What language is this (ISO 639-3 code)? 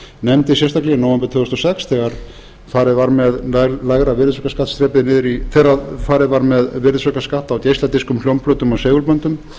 isl